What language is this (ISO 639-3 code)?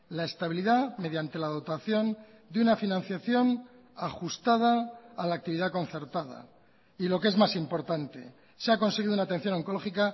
spa